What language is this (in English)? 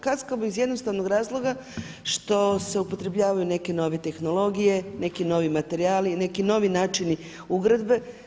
Croatian